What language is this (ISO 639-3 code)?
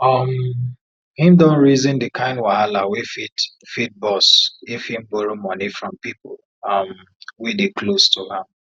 pcm